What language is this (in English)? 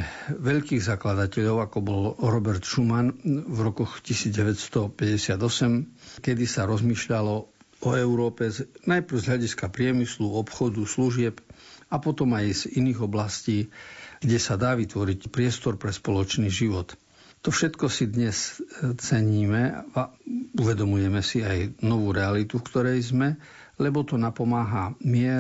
Slovak